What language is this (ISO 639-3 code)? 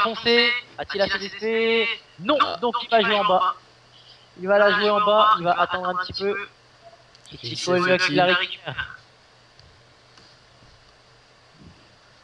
fra